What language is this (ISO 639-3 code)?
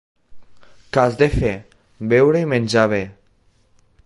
cat